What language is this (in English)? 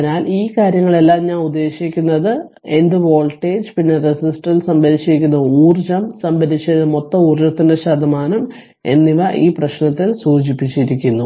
Malayalam